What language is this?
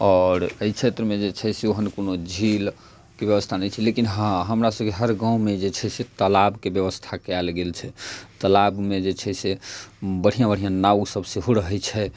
Maithili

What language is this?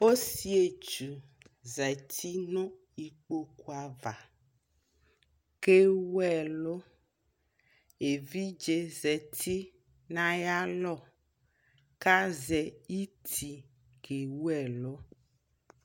Ikposo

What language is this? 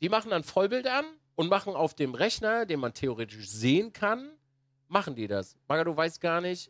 German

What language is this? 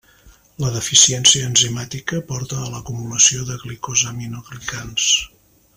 Catalan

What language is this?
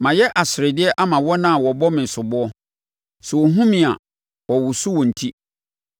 Akan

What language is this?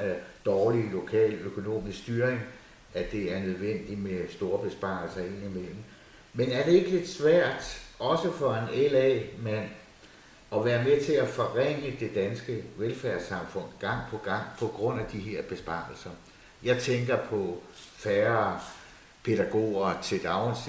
Danish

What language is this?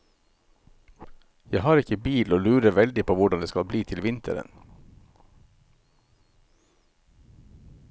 Norwegian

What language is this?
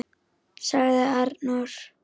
Icelandic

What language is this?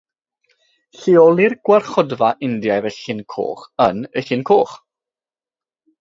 Welsh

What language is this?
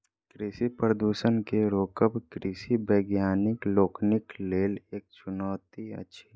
Maithili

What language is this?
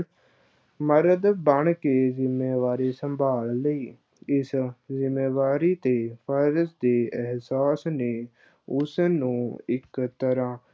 Punjabi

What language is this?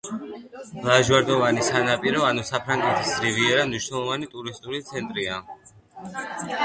Georgian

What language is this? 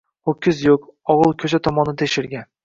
Uzbek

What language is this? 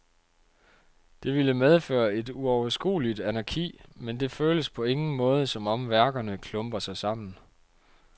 Danish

